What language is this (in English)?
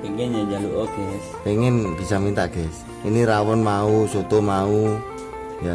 Indonesian